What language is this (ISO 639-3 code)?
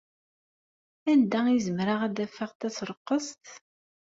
kab